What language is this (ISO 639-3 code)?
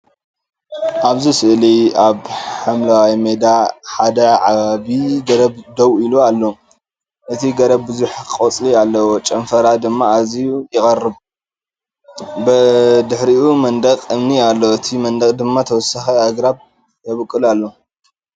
tir